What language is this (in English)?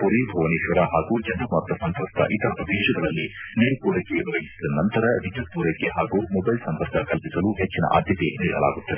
Kannada